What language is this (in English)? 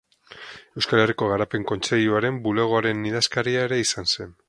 Basque